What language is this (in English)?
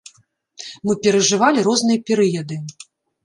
Belarusian